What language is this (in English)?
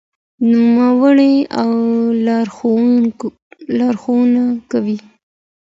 Pashto